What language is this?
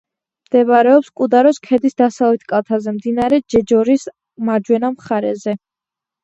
Georgian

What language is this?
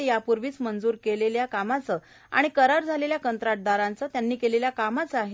Marathi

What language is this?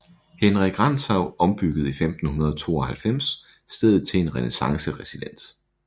Danish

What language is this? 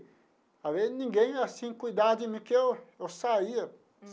Portuguese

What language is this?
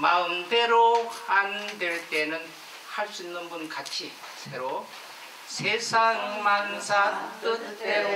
Korean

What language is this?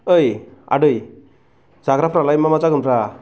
Bodo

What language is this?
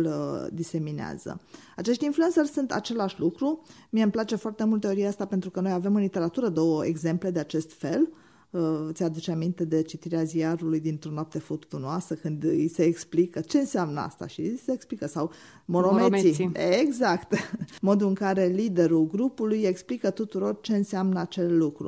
Romanian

